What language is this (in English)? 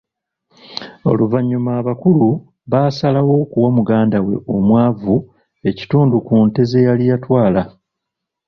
Ganda